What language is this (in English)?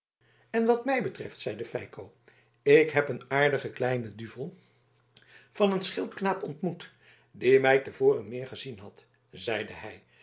Dutch